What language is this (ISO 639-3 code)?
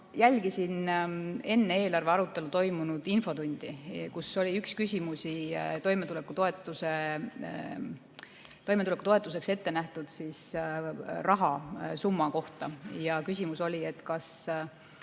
est